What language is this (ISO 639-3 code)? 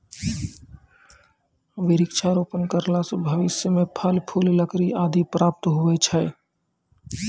mai